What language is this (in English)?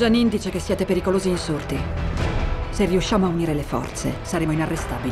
Italian